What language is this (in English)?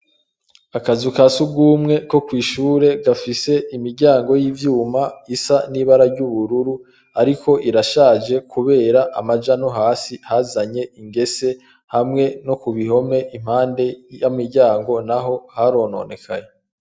Rundi